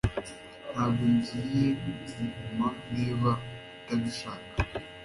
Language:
Kinyarwanda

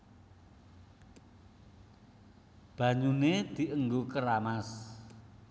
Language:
Javanese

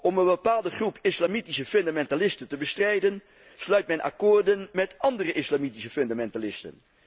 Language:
Dutch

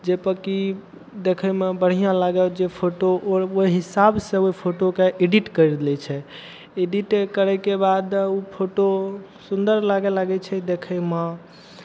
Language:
Maithili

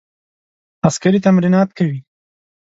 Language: Pashto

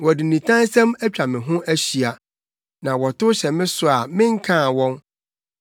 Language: Akan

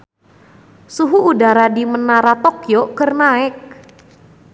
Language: Sundanese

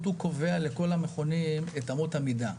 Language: Hebrew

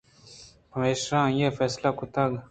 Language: Eastern Balochi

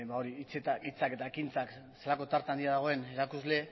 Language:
Basque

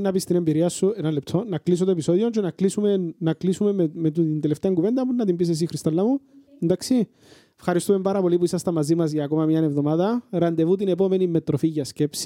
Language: Greek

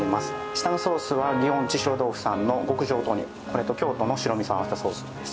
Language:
Japanese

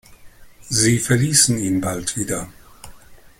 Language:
German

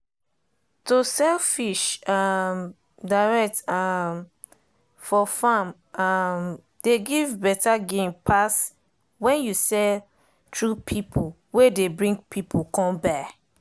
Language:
Nigerian Pidgin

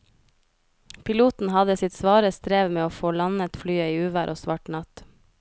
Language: Norwegian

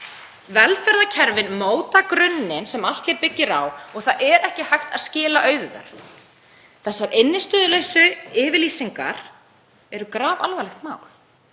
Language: Icelandic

